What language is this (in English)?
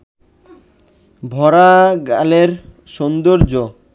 Bangla